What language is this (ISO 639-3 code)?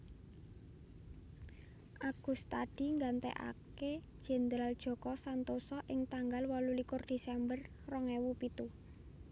jav